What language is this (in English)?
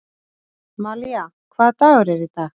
Icelandic